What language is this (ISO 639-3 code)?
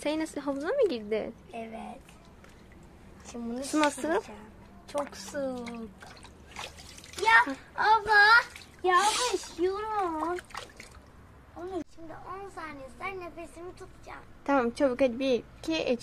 tur